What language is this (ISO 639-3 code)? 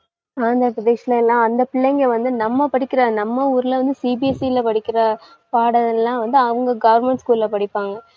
tam